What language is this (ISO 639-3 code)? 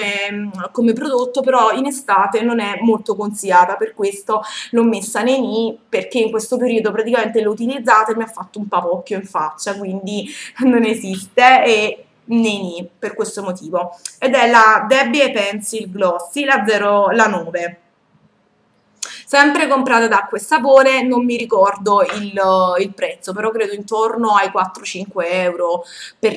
ita